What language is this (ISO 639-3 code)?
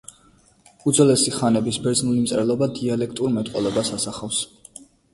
kat